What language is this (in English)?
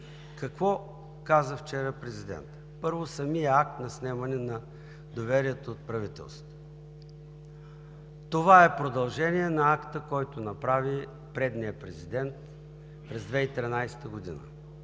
Bulgarian